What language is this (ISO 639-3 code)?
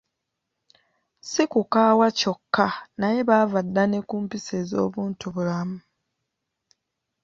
lug